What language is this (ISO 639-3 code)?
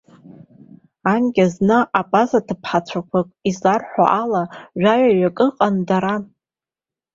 abk